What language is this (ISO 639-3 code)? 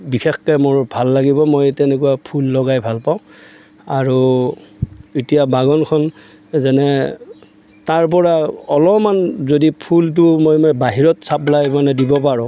asm